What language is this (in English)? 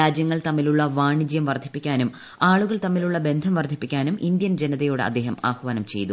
Malayalam